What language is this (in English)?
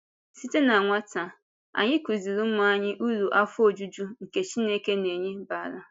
Igbo